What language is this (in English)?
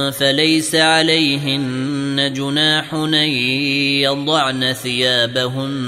Arabic